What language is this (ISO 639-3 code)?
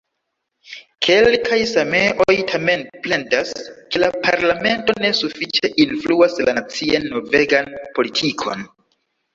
epo